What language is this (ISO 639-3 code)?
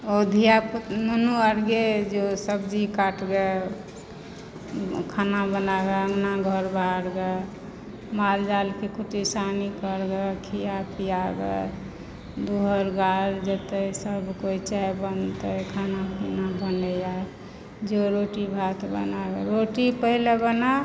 mai